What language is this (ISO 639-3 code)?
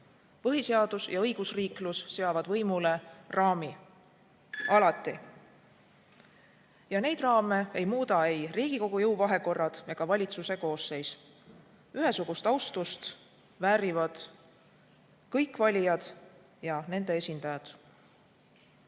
est